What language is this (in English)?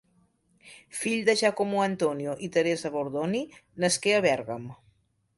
Catalan